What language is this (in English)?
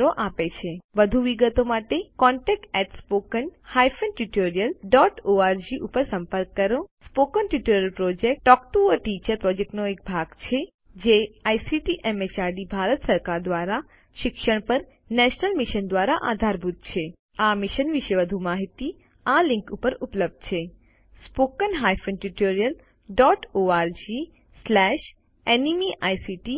Gujarati